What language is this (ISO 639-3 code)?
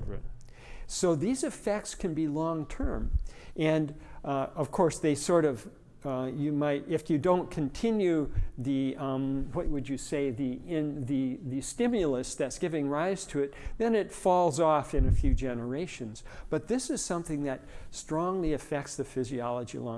eng